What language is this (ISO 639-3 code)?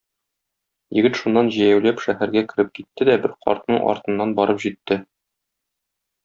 tat